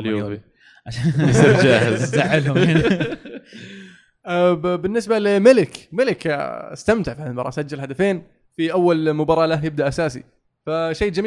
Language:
Arabic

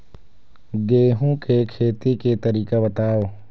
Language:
Chhattisgarhi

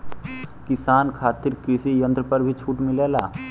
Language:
Bhojpuri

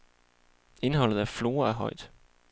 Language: Danish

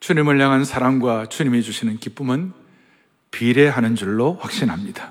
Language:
Korean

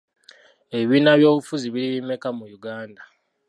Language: Ganda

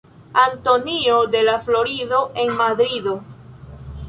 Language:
Esperanto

